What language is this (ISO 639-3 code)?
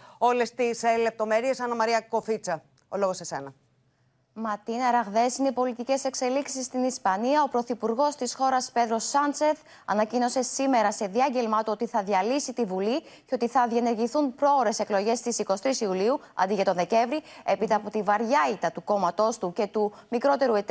ell